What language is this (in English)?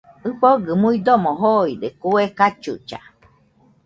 Nüpode Huitoto